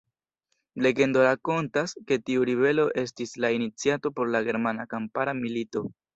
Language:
Esperanto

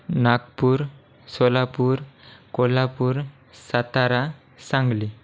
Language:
Marathi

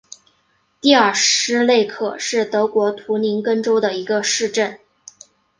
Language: Chinese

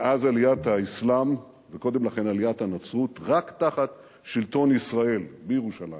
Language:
Hebrew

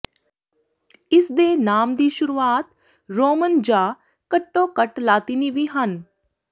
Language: Punjabi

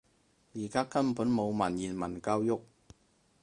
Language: Cantonese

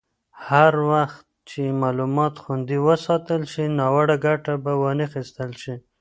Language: Pashto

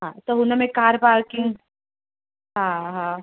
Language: Sindhi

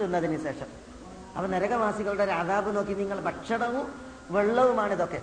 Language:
Malayalam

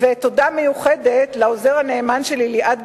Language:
Hebrew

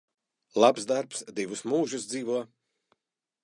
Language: Latvian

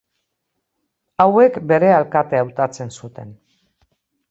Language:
Basque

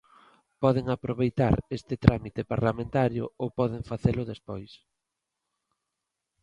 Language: Galician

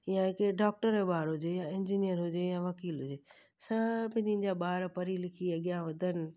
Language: Sindhi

